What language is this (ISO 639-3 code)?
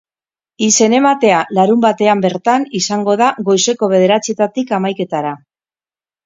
eus